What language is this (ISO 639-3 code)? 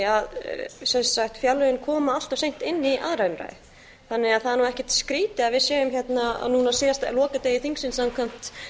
isl